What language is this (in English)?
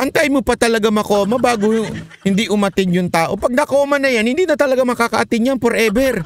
Filipino